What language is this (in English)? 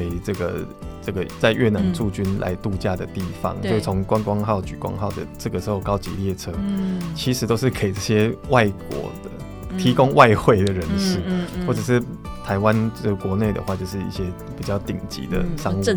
Chinese